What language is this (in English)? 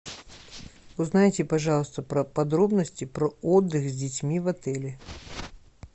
Russian